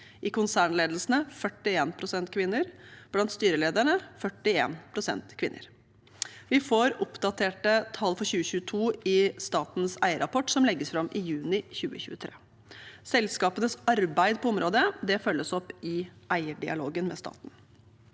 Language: Norwegian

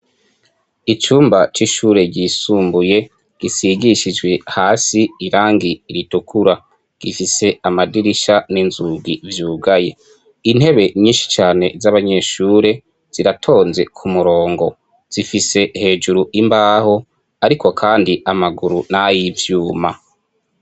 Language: Rundi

